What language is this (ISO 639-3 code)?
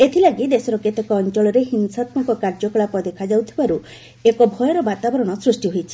ori